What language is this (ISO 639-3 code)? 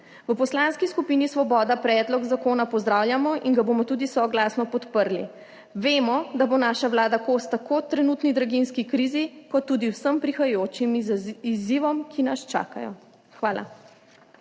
slv